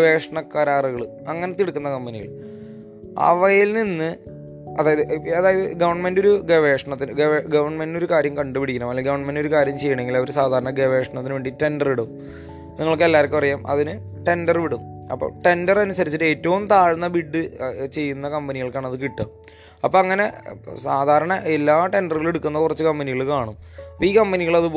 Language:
Malayalam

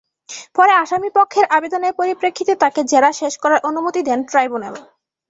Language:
Bangla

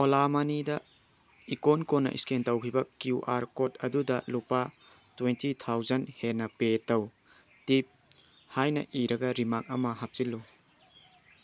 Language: Manipuri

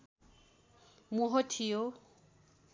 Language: Nepali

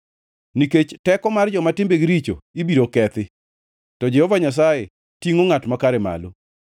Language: Luo (Kenya and Tanzania)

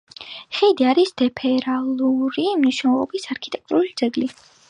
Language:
Georgian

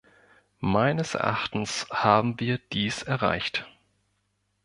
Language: German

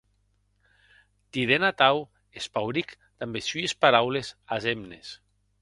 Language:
Occitan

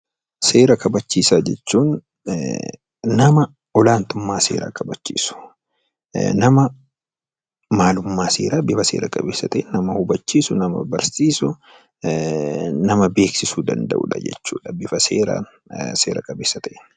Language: Oromo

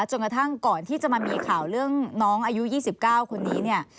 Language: Thai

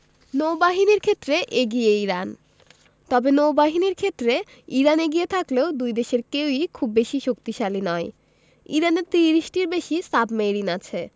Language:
Bangla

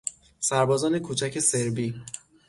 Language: Persian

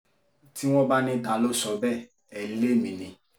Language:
Yoruba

